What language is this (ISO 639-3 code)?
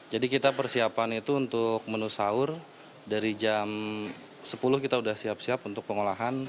ind